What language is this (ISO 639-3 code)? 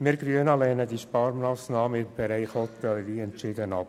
gsw